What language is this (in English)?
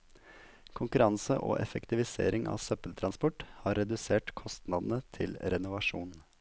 Norwegian